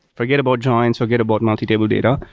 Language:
English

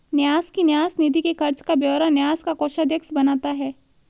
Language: Hindi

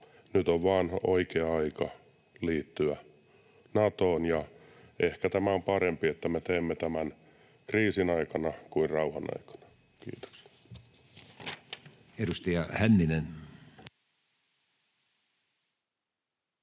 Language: Finnish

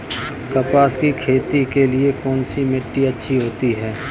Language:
Hindi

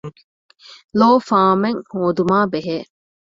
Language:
Divehi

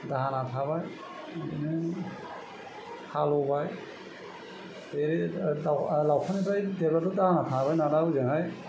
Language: Bodo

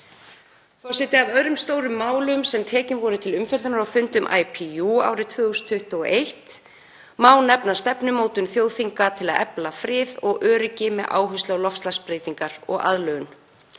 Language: Icelandic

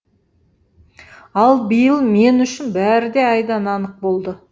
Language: Kazakh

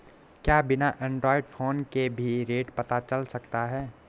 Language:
Hindi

